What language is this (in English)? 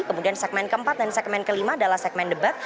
Indonesian